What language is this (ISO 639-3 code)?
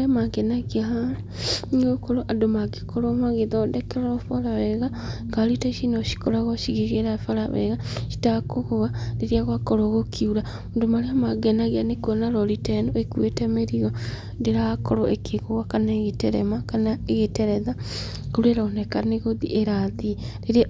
kik